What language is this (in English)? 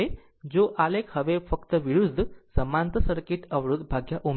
Gujarati